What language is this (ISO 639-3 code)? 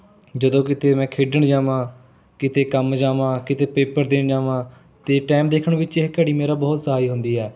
pan